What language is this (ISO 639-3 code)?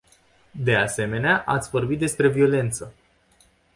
ron